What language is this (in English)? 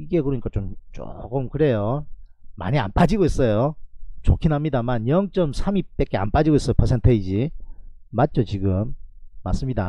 Korean